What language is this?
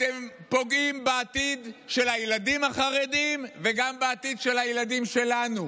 Hebrew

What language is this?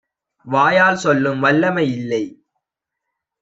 Tamil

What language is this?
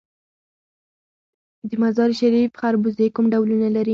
Pashto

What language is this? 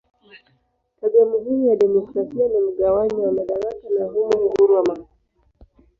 Swahili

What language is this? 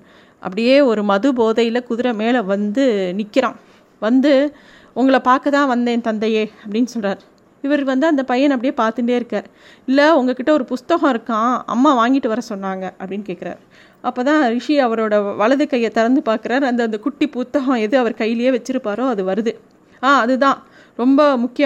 Tamil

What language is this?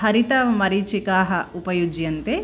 Sanskrit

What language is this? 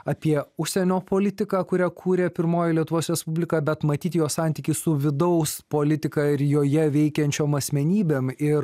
Lithuanian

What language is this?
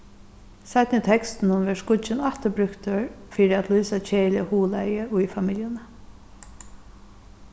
Faroese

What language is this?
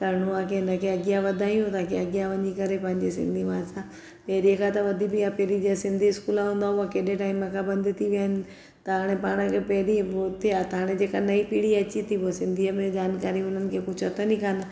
Sindhi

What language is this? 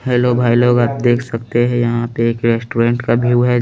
Hindi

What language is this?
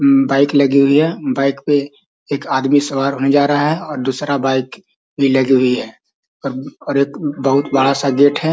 Magahi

